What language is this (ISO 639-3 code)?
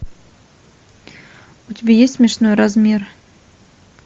rus